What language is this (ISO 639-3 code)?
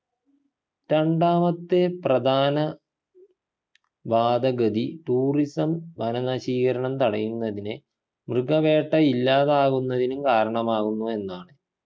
mal